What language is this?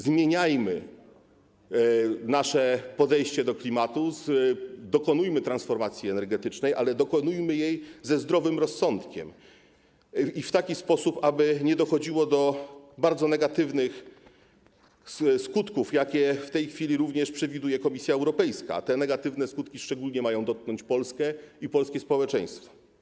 Polish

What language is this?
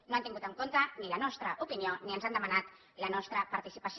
Catalan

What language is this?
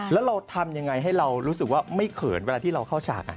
Thai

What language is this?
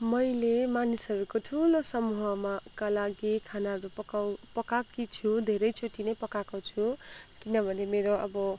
Nepali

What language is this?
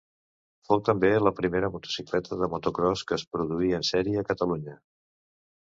Catalan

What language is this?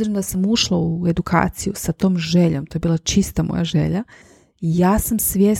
Croatian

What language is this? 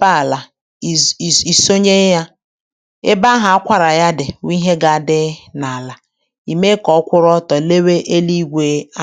Igbo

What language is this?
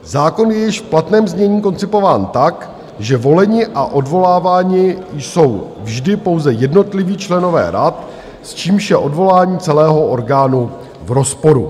Czech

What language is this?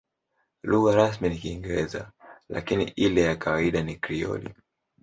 Swahili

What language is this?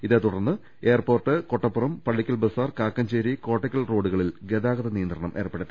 Malayalam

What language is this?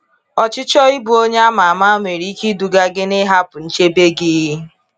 Igbo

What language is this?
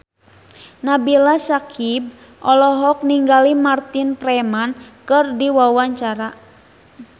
Sundanese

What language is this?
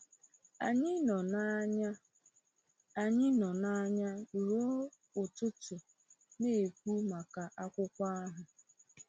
Igbo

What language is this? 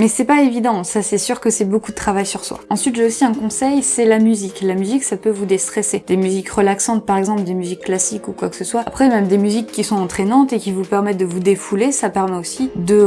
French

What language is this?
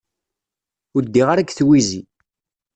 Kabyle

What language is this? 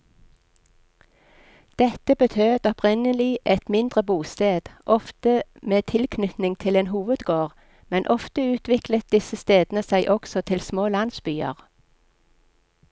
Norwegian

